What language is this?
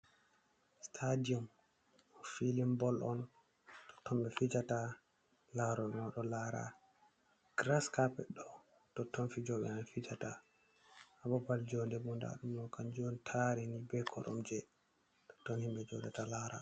Fula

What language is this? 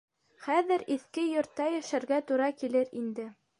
Bashkir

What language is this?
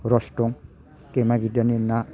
Bodo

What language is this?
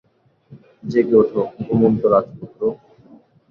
Bangla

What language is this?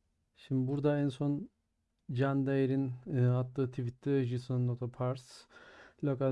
Turkish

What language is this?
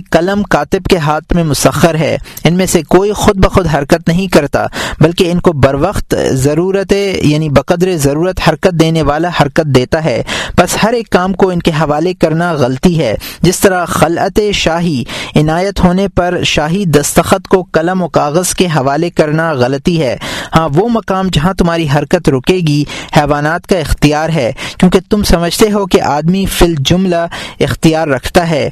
Urdu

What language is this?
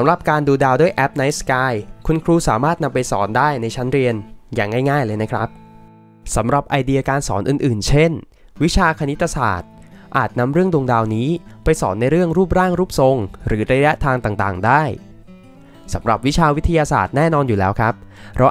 Thai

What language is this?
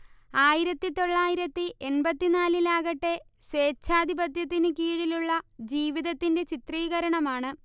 Malayalam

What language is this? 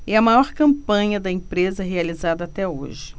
Portuguese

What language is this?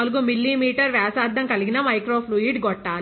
Telugu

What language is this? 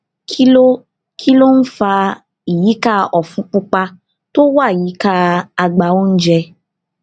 Yoruba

